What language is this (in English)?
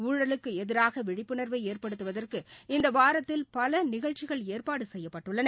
Tamil